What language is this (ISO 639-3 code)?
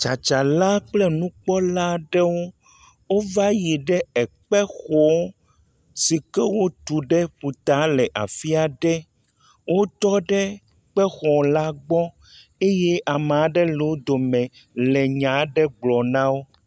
ewe